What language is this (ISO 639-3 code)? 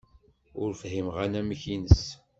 kab